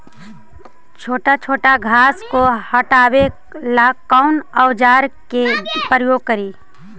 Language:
Magahi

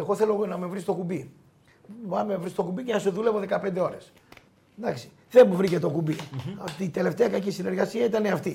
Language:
Greek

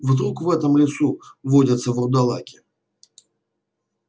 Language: Russian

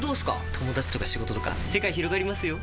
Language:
Japanese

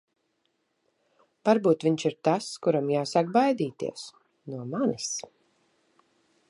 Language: Latvian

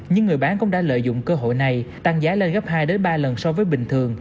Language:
Vietnamese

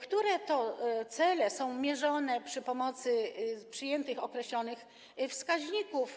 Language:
Polish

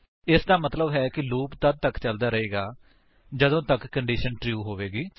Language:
Punjabi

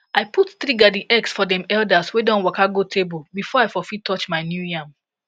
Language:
Nigerian Pidgin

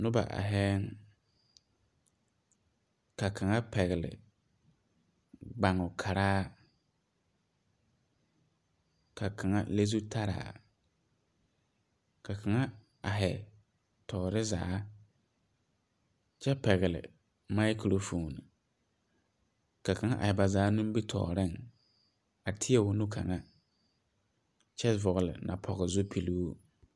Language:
Southern Dagaare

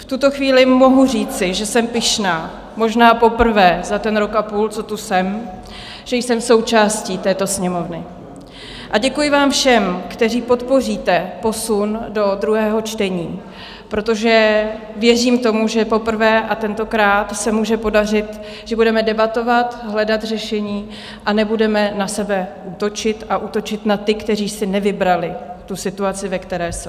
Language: Czech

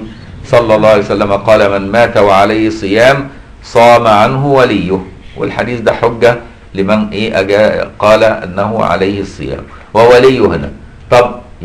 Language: Arabic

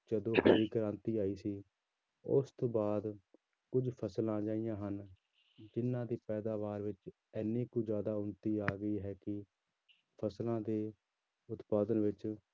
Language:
Punjabi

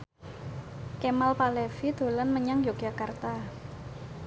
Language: Javanese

